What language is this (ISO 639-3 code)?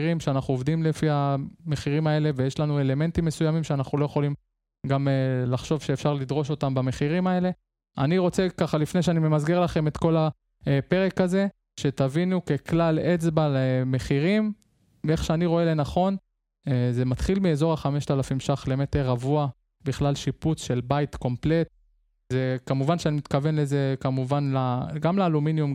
heb